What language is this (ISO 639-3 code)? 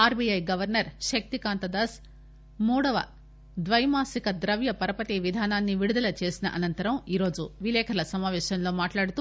tel